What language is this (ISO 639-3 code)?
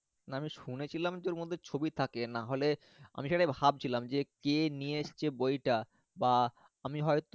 ben